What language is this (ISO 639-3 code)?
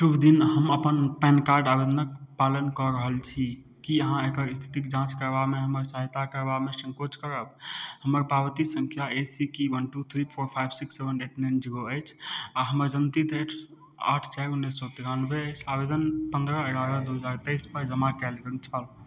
mai